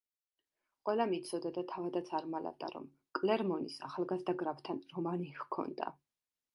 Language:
Georgian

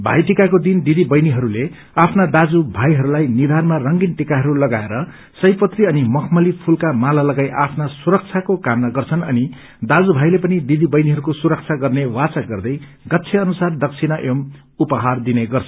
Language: Nepali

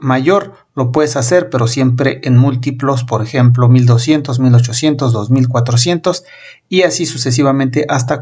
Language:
Spanish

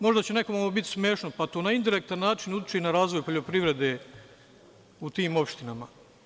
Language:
Serbian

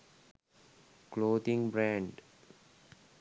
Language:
Sinhala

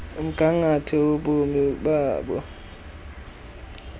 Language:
Xhosa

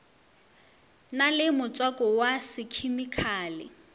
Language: Northern Sotho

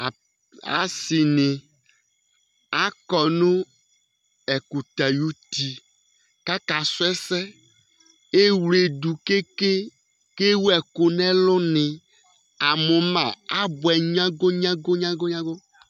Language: Ikposo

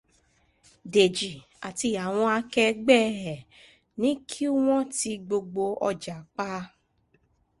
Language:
Yoruba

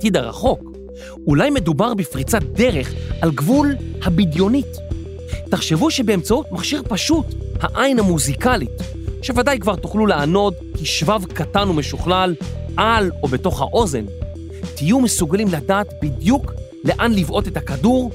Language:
Hebrew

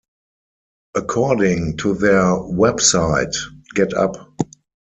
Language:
English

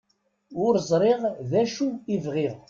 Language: Kabyle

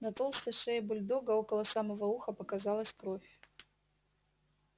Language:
Russian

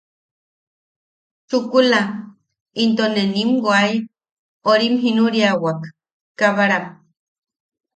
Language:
Yaqui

